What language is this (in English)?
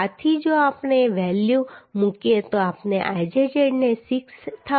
Gujarati